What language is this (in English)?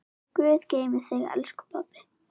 Icelandic